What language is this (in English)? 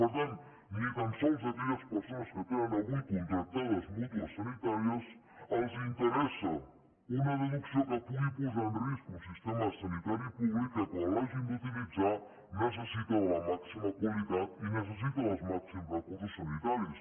Catalan